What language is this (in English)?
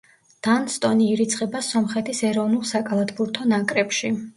Georgian